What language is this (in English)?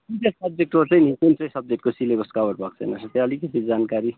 Nepali